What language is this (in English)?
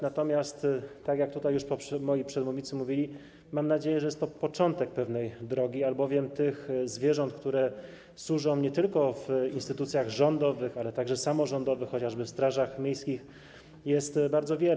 Polish